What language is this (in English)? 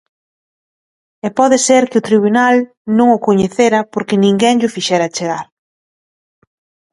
Galician